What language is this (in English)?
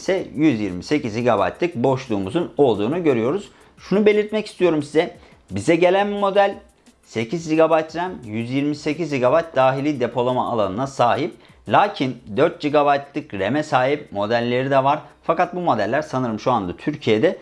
Turkish